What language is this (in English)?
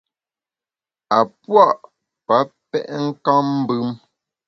Bamun